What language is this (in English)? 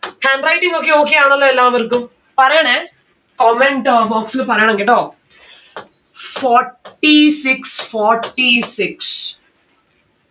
Malayalam